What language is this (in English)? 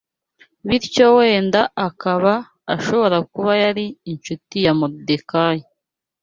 Kinyarwanda